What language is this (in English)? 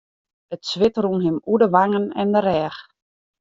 Western Frisian